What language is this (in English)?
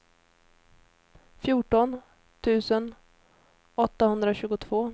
Swedish